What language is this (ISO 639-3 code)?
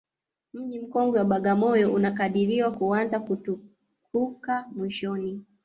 swa